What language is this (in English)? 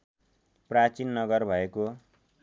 Nepali